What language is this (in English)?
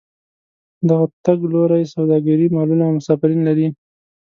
Pashto